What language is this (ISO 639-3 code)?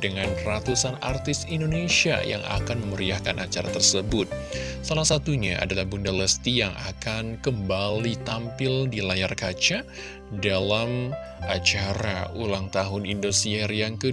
ind